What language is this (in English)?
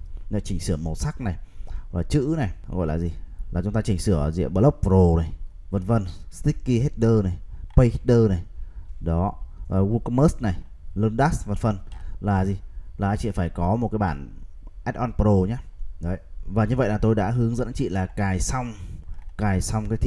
Vietnamese